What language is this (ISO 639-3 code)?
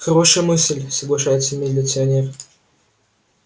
rus